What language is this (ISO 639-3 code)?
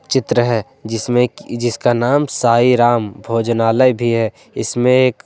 hin